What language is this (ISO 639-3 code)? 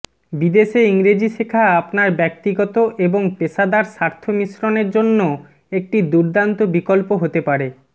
ben